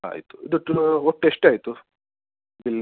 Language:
Kannada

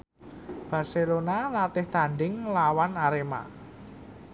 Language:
Javanese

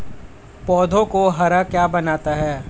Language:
Hindi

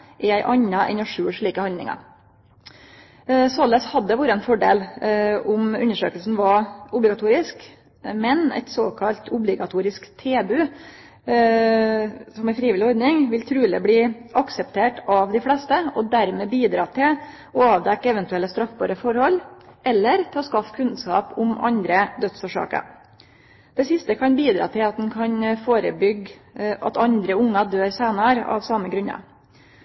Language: Norwegian Nynorsk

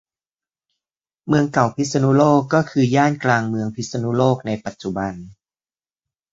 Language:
Thai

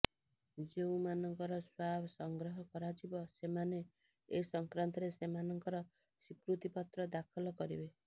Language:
Odia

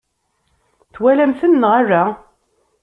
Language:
Kabyle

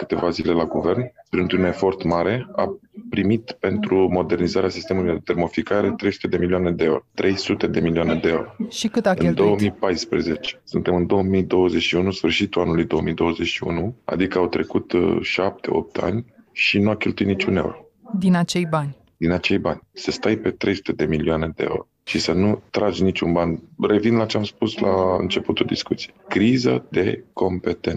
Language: Romanian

